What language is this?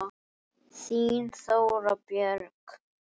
Icelandic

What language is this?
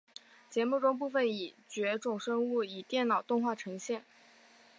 Chinese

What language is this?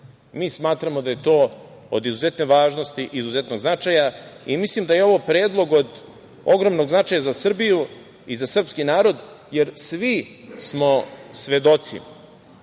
Serbian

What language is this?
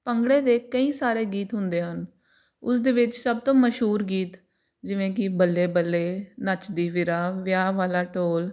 Punjabi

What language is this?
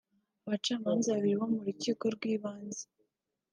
Kinyarwanda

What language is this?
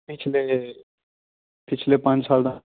Punjabi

